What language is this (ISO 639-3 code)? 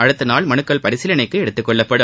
tam